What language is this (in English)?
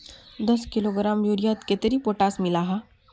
Magahi